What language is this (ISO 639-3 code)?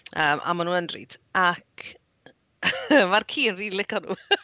cym